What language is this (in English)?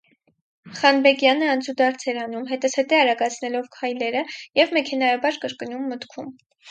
Armenian